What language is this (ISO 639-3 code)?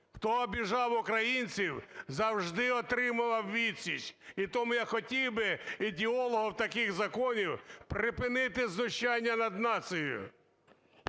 ukr